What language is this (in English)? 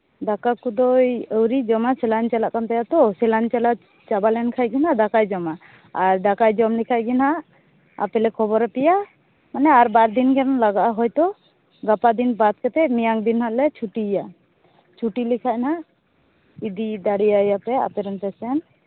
Santali